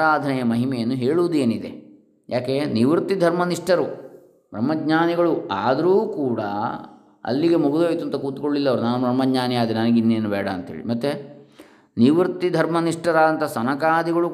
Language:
Kannada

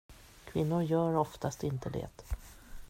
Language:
Swedish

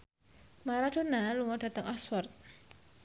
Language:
Javanese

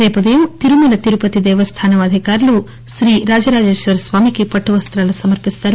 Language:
Telugu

